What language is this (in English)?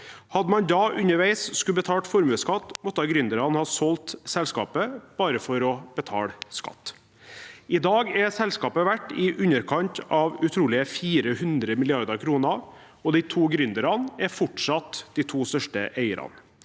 Norwegian